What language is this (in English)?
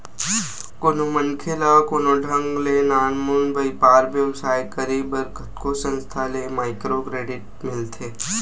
Chhattisgarhi